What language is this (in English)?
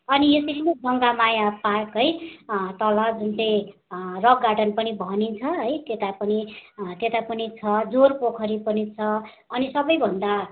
Nepali